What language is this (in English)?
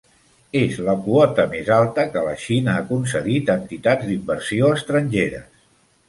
Catalan